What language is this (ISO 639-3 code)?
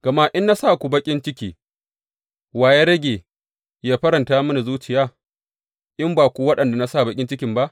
hau